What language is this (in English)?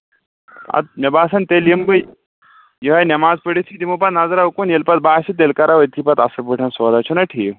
Kashmiri